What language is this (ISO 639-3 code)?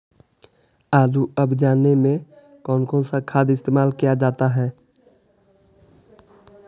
mag